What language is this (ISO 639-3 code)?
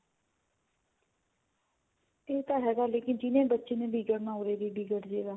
pan